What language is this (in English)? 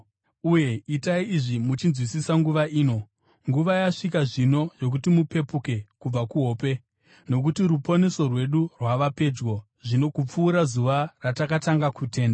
Shona